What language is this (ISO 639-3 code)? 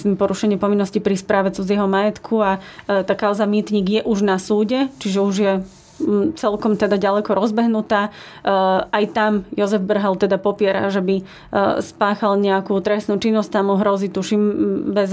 slk